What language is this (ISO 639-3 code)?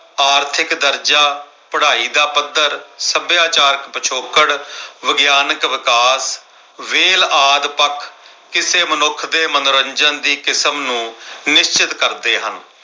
pan